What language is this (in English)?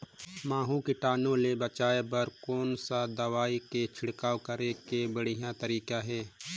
Chhattisgarhi